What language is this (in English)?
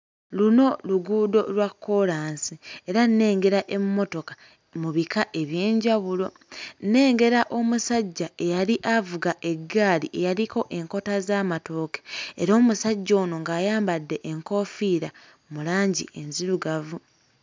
Ganda